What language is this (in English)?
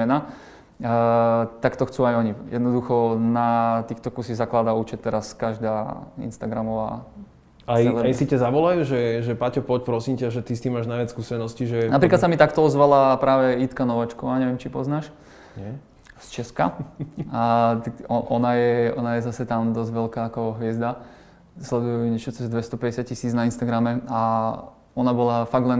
Slovak